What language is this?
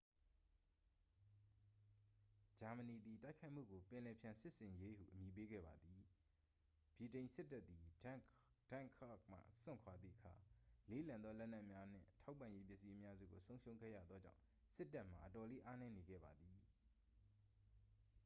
Burmese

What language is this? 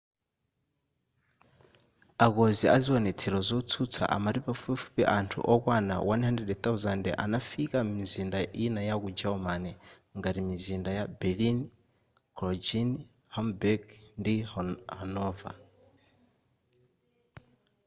Nyanja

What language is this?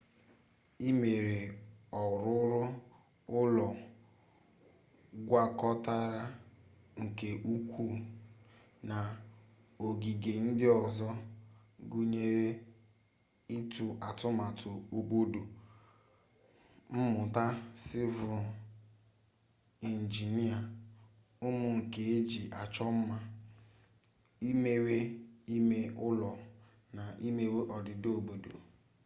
Igbo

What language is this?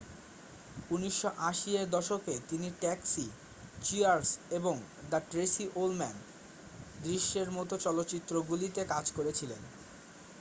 Bangla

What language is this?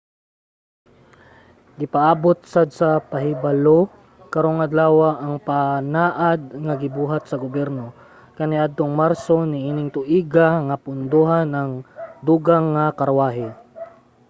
Cebuano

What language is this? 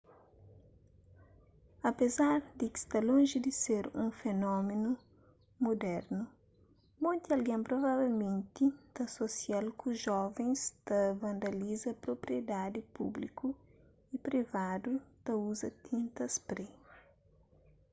Kabuverdianu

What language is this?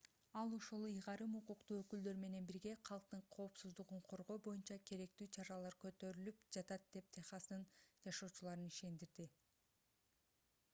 Kyrgyz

